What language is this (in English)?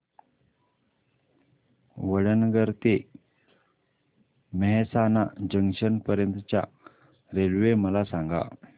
Marathi